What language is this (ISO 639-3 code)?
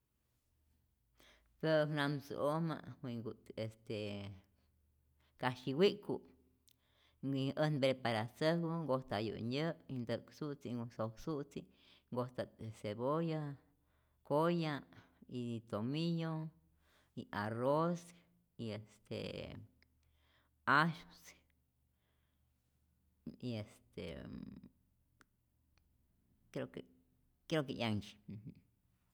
zor